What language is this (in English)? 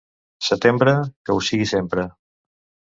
Catalan